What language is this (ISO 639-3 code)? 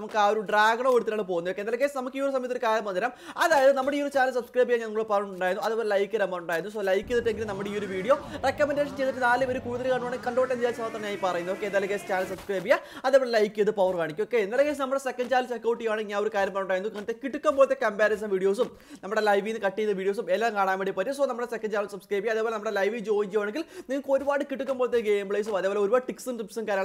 nld